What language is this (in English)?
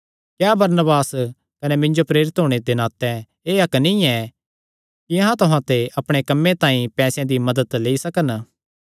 Kangri